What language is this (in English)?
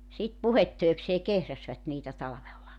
Finnish